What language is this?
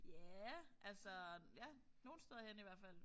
Danish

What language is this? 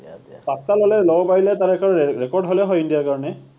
Assamese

